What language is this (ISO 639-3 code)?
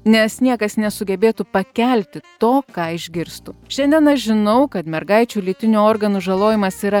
lit